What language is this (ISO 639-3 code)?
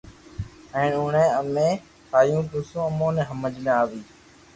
lrk